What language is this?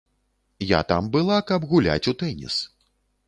Belarusian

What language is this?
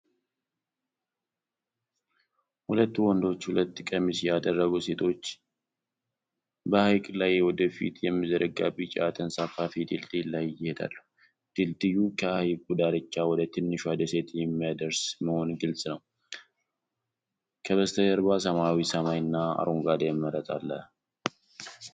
Amharic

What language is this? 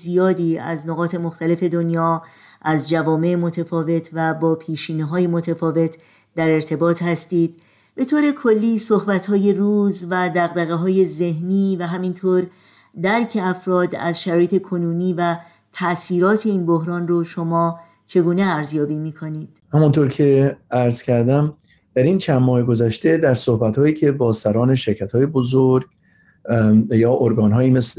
Persian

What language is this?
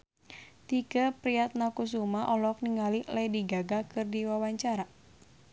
Sundanese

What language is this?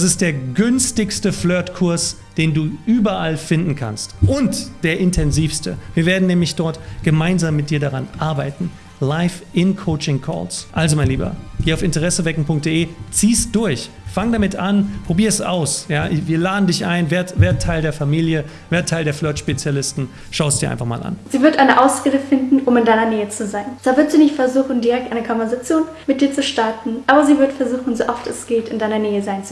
German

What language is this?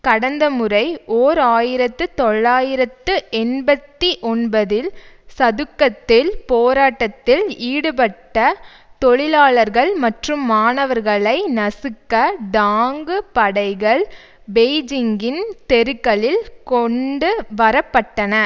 Tamil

